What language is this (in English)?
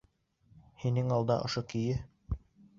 Bashkir